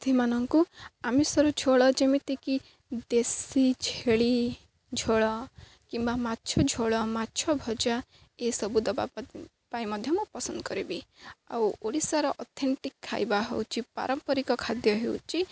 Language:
Odia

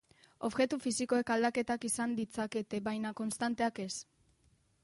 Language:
Basque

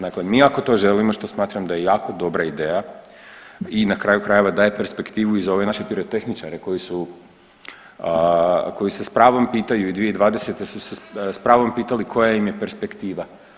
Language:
Croatian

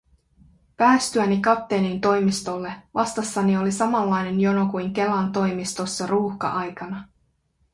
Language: Finnish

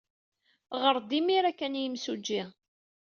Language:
Kabyle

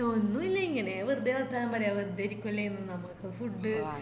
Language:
Malayalam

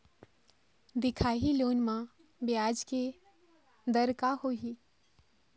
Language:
Chhattisgarhi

